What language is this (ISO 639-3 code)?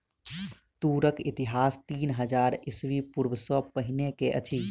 mai